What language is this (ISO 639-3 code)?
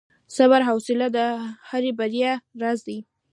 pus